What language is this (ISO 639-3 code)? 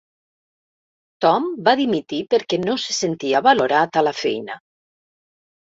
cat